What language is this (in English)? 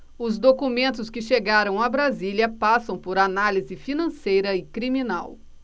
Portuguese